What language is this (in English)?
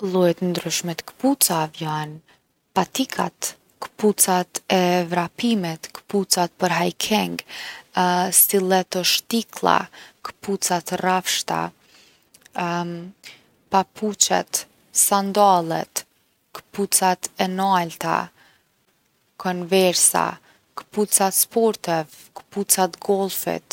Gheg Albanian